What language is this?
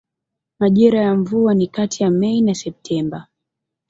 Swahili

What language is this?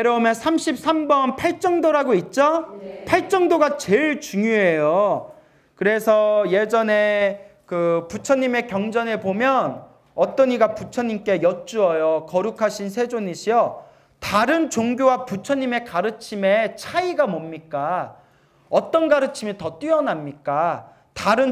Korean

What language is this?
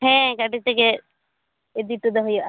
Santali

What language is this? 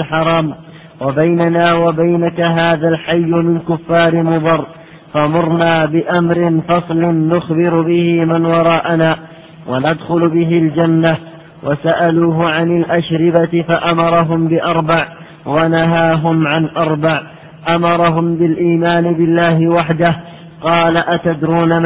Arabic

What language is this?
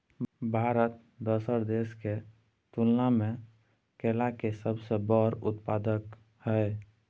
Maithili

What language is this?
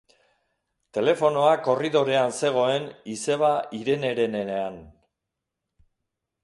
Basque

